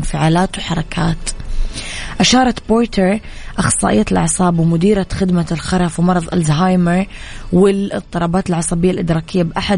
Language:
Arabic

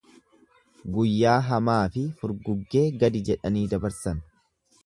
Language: Oromo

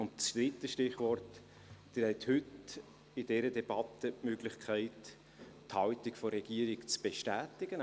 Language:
Swiss German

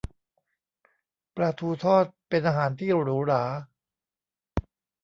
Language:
Thai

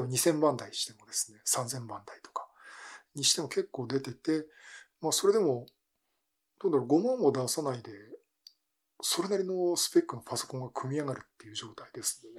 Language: Japanese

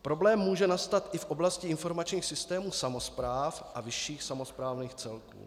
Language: Czech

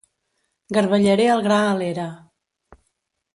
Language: Catalan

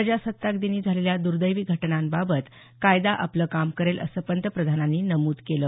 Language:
Marathi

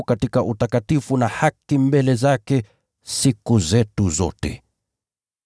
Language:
Swahili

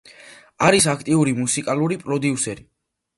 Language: Georgian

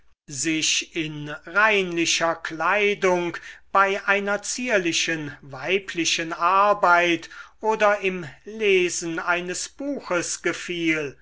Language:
German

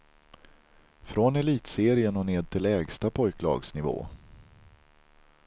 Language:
Swedish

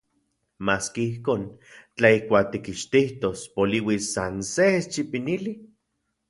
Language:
Central Puebla Nahuatl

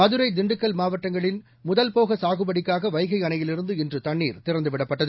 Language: Tamil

